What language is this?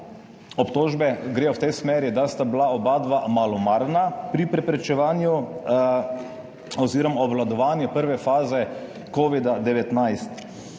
Slovenian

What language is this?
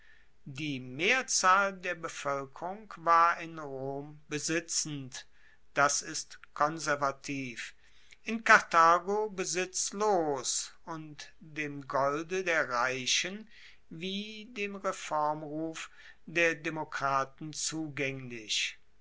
German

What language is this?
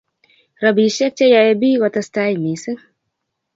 Kalenjin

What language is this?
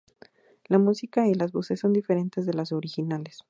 Spanish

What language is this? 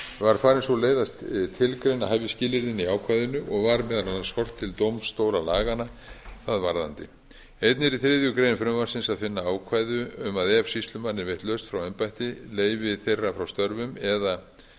Icelandic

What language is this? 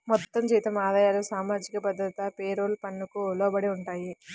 Telugu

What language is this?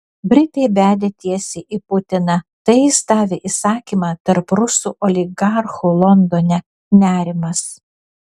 Lithuanian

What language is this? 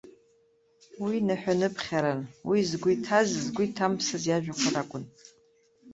Abkhazian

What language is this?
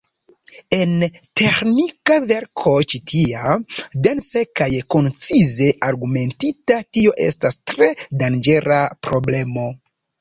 Esperanto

